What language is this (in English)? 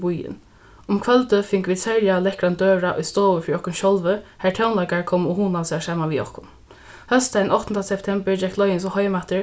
Faroese